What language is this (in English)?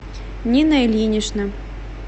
Russian